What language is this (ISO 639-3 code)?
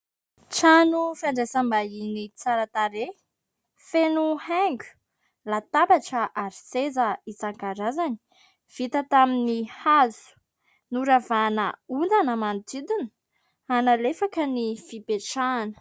mlg